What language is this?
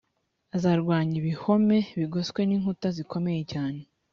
Kinyarwanda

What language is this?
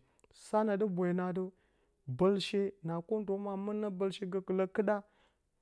Bacama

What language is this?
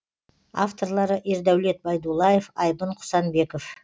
Kazakh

